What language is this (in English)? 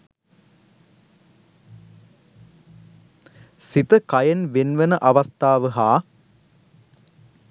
Sinhala